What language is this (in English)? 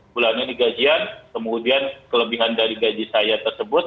Indonesian